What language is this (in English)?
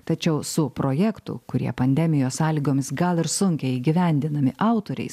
Lithuanian